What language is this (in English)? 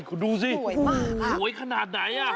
Thai